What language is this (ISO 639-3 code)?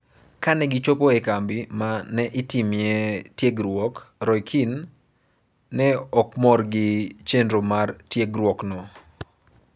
luo